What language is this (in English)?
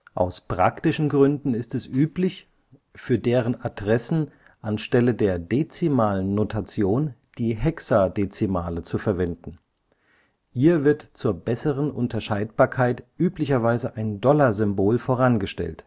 German